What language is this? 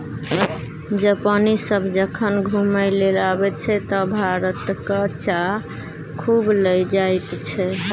Maithili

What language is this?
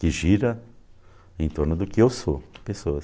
Portuguese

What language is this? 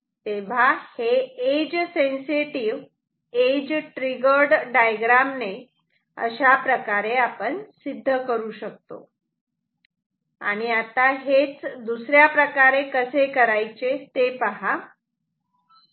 Marathi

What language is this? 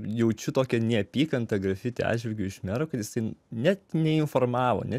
Lithuanian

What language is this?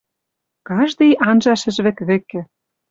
Western Mari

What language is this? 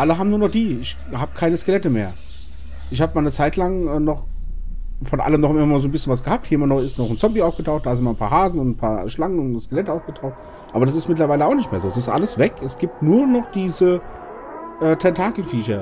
German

